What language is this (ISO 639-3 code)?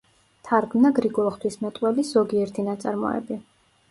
kat